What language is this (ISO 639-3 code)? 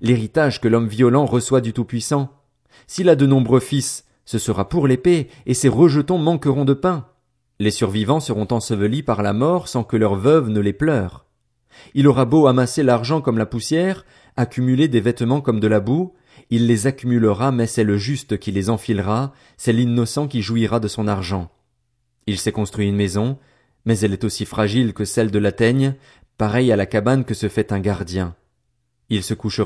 fra